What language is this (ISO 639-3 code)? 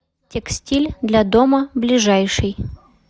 rus